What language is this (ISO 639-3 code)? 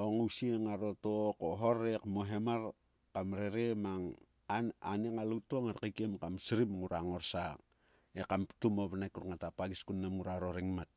sua